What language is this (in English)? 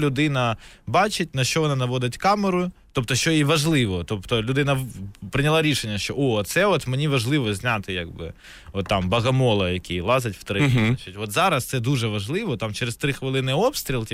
Ukrainian